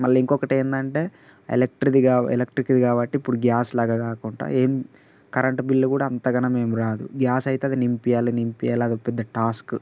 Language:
Telugu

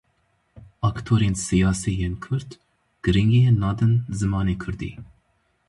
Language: Kurdish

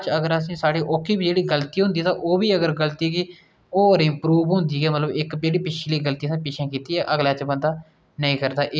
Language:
Dogri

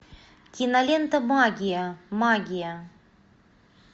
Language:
Russian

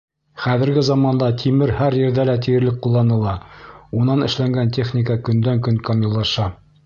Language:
Bashkir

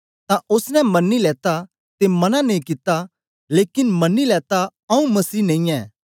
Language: Dogri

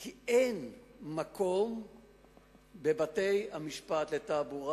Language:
Hebrew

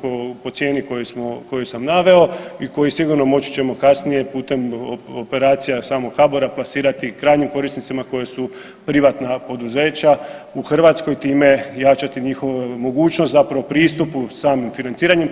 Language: Croatian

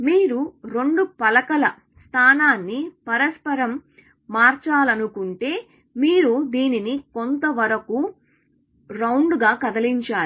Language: Telugu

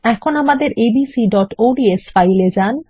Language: Bangla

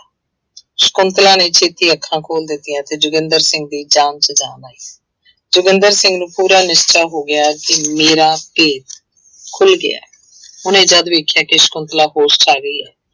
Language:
Punjabi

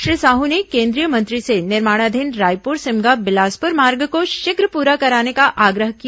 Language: Hindi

